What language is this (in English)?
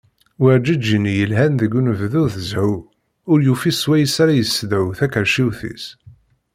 Kabyle